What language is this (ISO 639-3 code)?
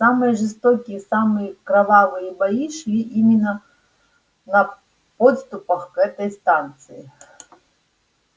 rus